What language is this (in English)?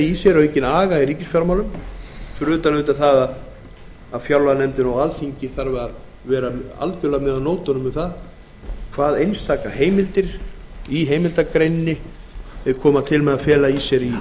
Icelandic